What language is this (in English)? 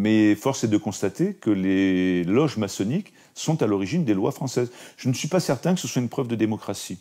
French